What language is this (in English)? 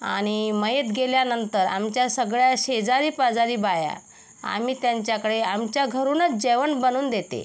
Marathi